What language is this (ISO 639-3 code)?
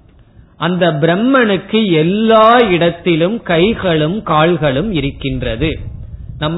tam